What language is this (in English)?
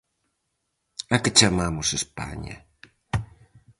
Galician